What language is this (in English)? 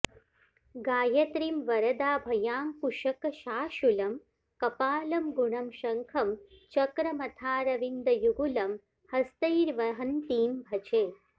Sanskrit